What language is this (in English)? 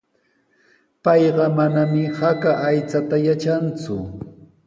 Sihuas Ancash Quechua